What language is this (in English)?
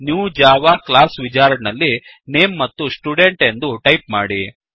Kannada